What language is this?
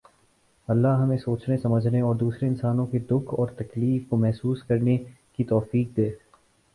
Urdu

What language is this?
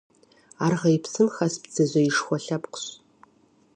Kabardian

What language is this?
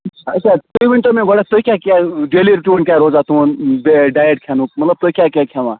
Kashmiri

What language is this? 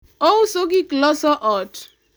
Luo (Kenya and Tanzania)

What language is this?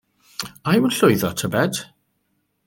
Welsh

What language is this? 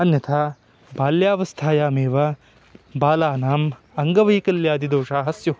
Sanskrit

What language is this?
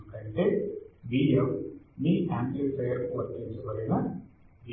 Telugu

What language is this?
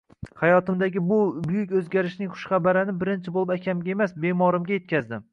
Uzbek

